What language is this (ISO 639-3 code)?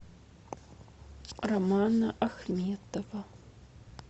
rus